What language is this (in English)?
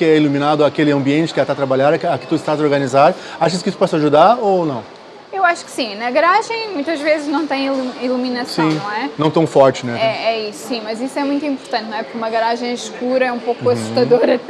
Portuguese